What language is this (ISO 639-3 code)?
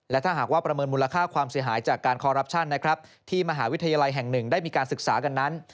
tha